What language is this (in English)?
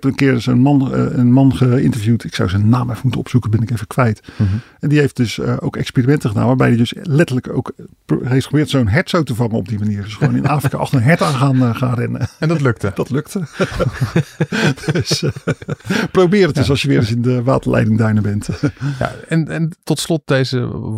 Dutch